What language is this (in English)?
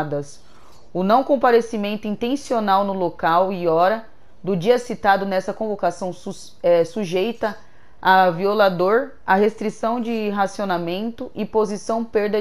Portuguese